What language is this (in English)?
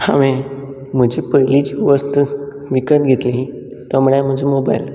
Konkani